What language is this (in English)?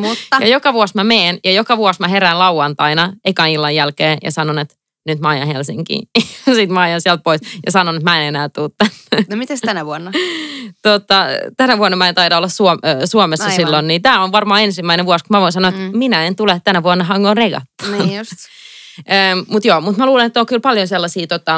Finnish